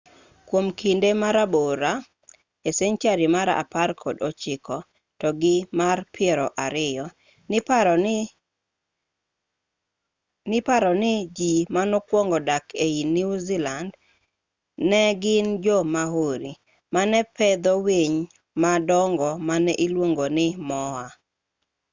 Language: Luo (Kenya and Tanzania)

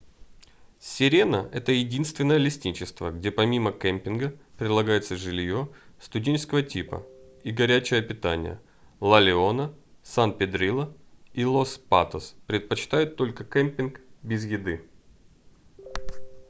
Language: Russian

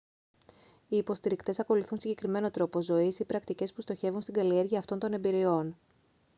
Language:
Greek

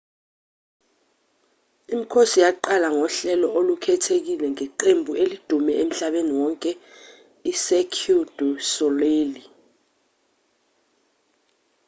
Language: Zulu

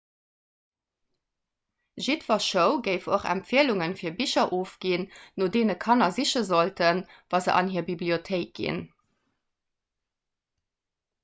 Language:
Luxembourgish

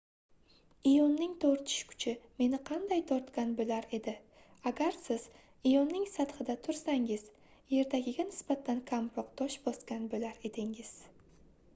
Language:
Uzbek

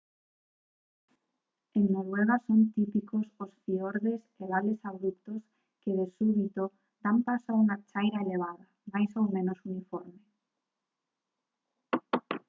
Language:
Galician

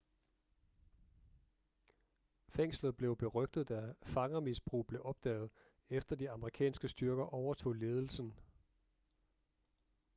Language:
Danish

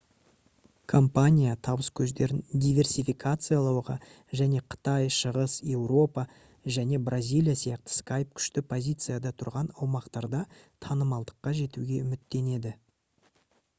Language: Kazakh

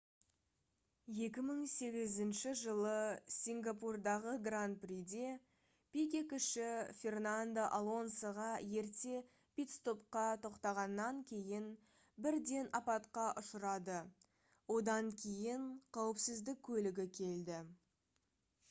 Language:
Kazakh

